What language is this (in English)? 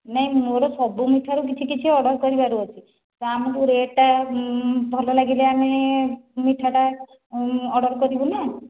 Odia